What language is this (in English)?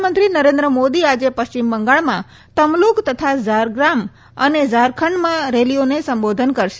Gujarati